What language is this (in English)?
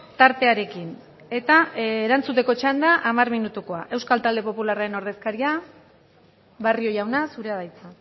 Basque